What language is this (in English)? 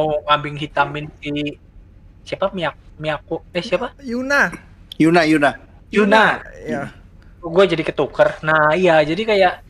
Indonesian